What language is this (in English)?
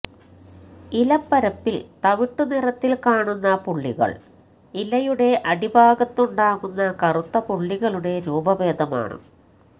Malayalam